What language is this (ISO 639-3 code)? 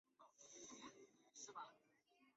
zho